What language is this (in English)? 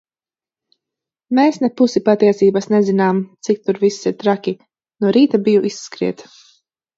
Latvian